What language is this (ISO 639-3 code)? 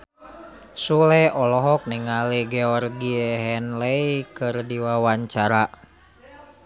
sun